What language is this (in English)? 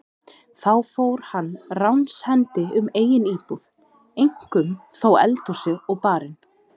Icelandic